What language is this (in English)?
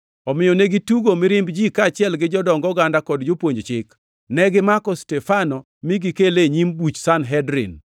Luo (Kenya and Tanzania)